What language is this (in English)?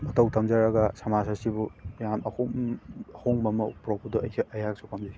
Manipuri